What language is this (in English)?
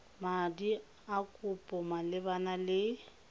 Tswana